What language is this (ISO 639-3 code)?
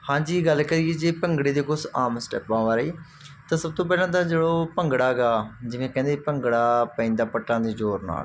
pan